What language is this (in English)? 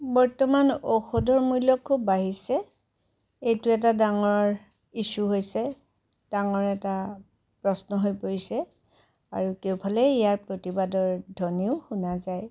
Assamese